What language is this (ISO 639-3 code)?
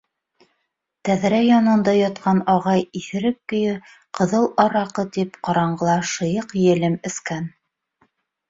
bak